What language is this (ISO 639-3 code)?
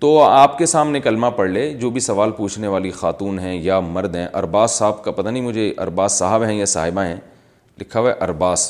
urd